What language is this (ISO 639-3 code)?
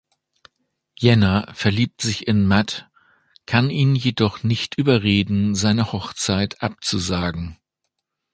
deu